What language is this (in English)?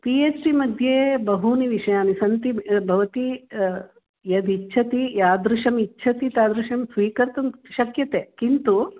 Sanskrit